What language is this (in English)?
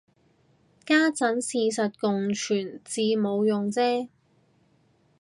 Cantonese